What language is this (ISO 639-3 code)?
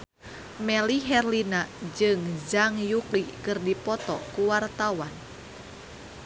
sun